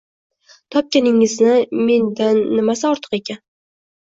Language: Uzbek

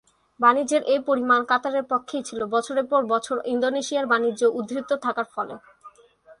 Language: Bangla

